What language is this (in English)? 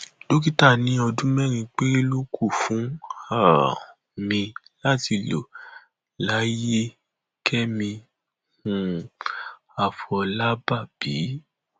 Yoruba